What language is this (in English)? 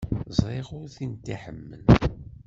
Kabyle